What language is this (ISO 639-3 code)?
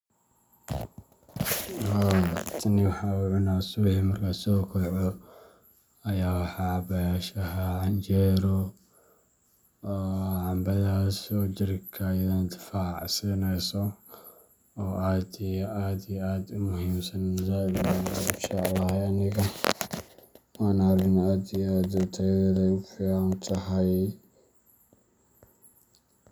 som